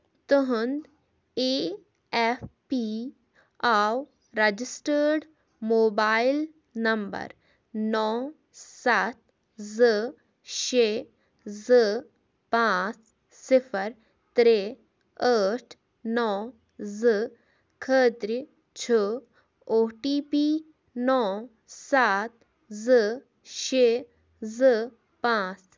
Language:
Kashmiri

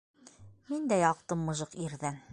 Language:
Bashkir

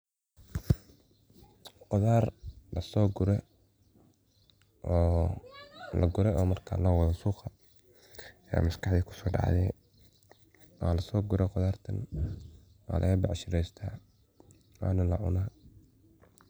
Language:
Somali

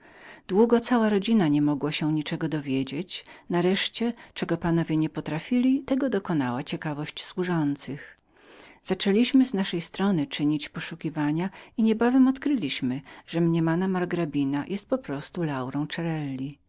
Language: Polish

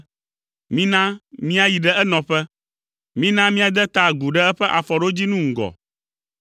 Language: Ewe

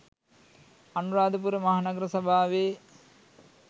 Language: Sinhala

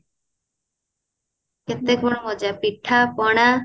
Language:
Odia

